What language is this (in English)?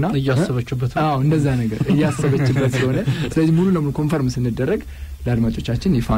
Arabic